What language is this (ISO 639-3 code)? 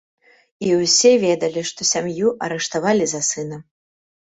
bel